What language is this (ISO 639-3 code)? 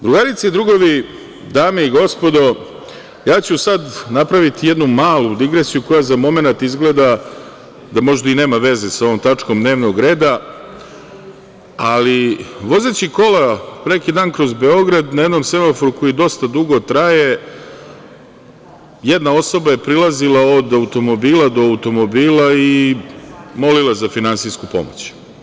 srp